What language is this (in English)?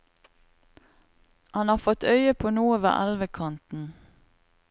Norwegian